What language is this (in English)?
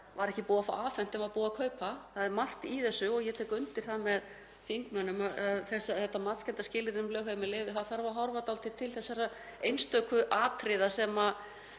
Icelandic